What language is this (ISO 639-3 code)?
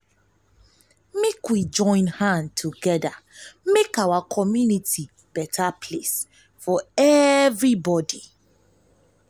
pcm